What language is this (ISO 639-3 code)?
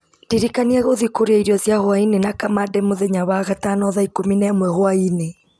kik